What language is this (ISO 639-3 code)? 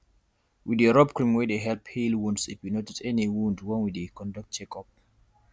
pcm